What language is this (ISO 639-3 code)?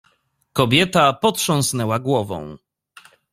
pol